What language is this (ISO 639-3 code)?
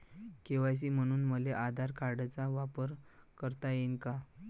mar